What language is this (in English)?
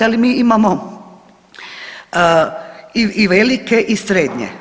Croatian